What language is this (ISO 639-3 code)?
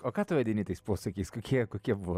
lit